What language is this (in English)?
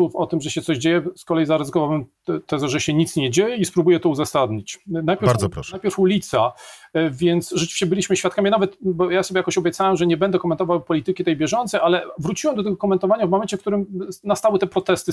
Polish